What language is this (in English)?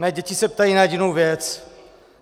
Czech